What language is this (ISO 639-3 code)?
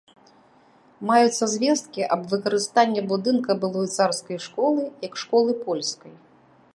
bel